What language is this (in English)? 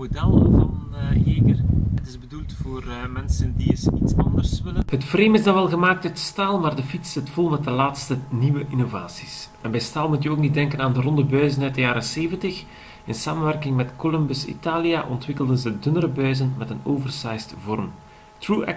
Dutch